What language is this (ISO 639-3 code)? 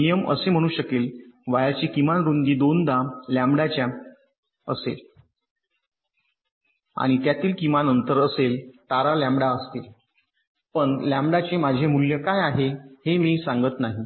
mar